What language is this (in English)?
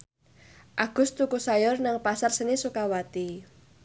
Javanese